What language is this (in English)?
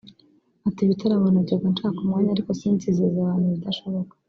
Kinyarwanda